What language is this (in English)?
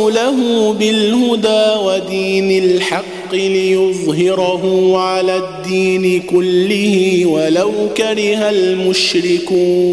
Arabic